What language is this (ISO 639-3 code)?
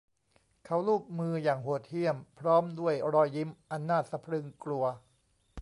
tha